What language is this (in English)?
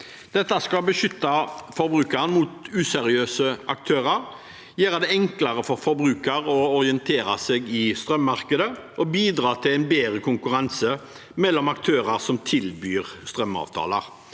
Norwegian